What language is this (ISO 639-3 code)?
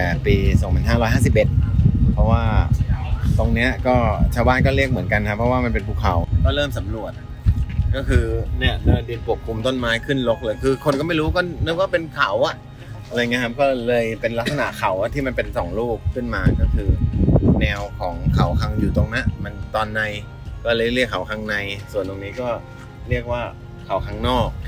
tha